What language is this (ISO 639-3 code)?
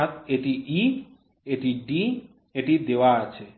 ben